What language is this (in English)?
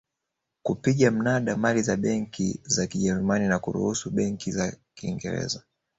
Swahili